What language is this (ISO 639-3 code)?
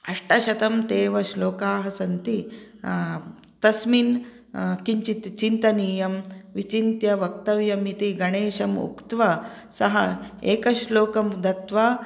san